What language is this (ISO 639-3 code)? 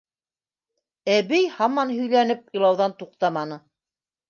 bak